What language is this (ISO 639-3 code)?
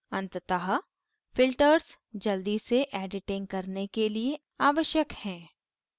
hin